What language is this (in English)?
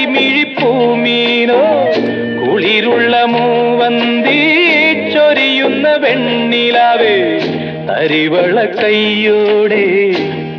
Malayalam